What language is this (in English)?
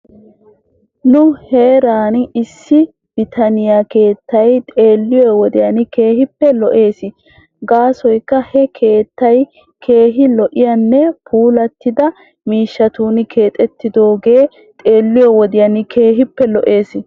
Wolaytta